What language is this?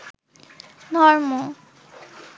Bangla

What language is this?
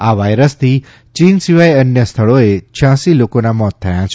Gujarati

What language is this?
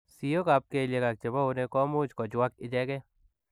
Kalenjin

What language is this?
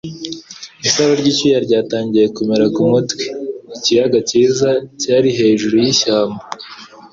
Kinyarwanda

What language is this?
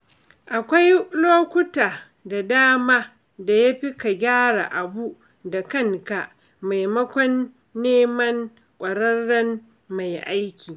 Hausa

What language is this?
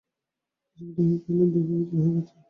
Bangla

